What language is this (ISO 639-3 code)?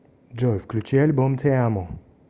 rus